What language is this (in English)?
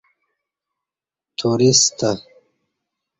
Kati